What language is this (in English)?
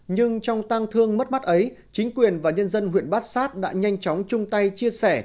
Vietnamese